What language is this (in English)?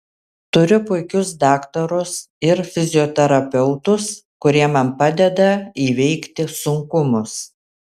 Lithuanian